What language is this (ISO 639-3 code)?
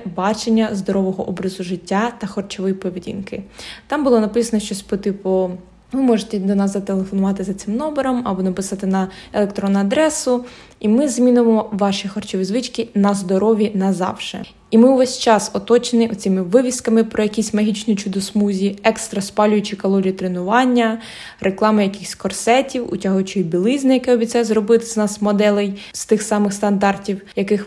ukr